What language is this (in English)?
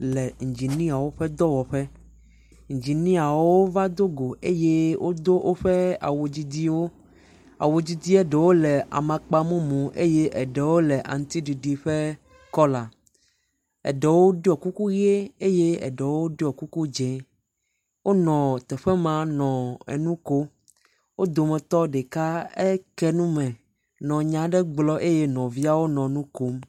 Ewe